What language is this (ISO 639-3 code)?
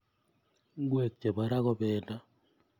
kln